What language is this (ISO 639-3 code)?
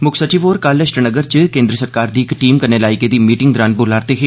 doi